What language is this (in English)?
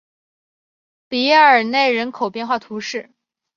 Chinese